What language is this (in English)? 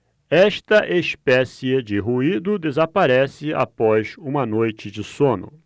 Portuguese